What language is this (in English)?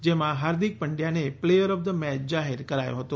Gujarati